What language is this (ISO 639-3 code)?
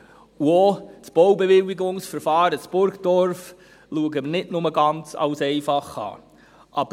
gsw